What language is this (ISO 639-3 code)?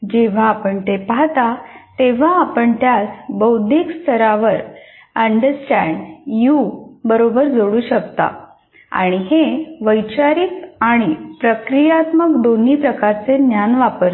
mar